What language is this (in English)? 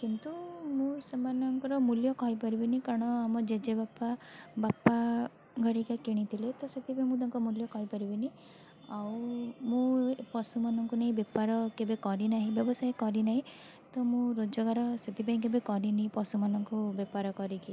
Odia